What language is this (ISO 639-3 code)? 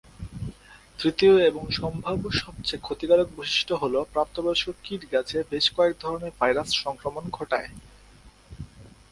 ben